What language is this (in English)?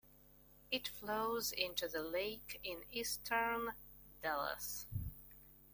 English